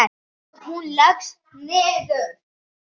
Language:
Icelandic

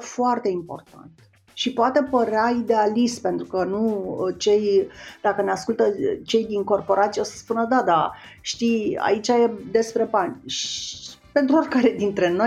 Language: Romanian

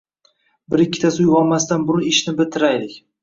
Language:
Uzbek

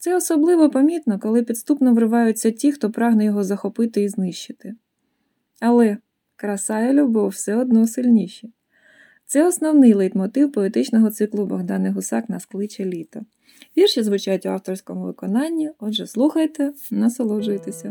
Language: Ukrainian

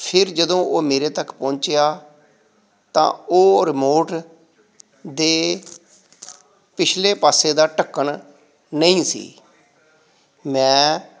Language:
Punjabi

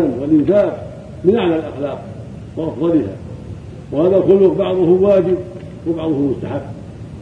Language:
Arabic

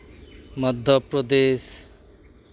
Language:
Santali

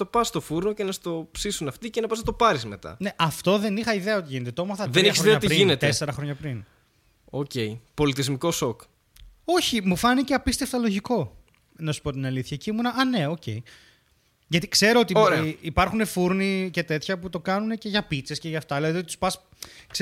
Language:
Greek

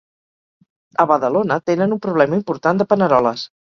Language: Catalan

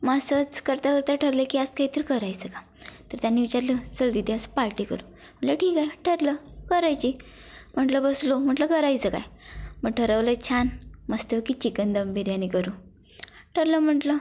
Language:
Marathi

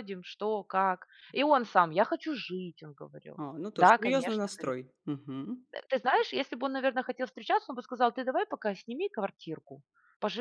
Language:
Russian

